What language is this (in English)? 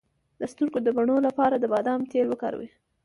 Pashto